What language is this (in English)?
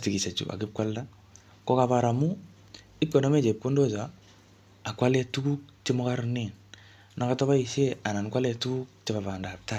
Kalenjin